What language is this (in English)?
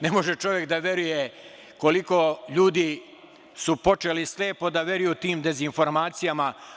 Serbian